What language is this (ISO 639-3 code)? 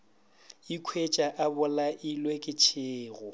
nso